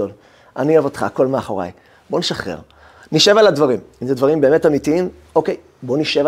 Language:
Hebrew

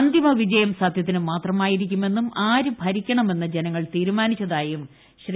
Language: Malayalam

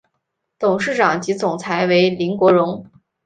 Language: Chinese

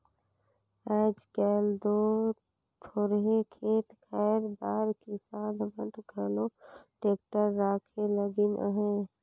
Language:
Chhattisgarhi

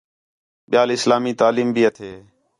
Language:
Khetrani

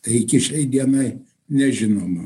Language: Lithuanian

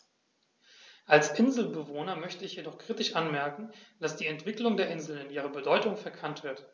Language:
German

